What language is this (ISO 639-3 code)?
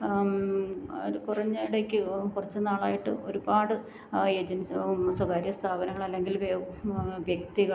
mal